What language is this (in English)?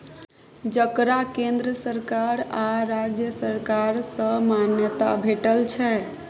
Maithili